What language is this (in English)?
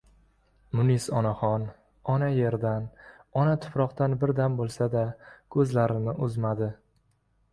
Uzbek